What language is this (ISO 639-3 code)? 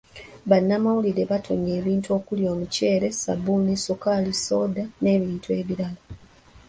lug